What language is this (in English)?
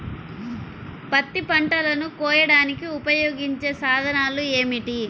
Telugu